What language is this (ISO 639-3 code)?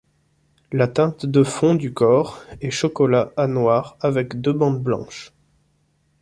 fra